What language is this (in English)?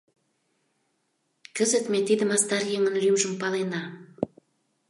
Mari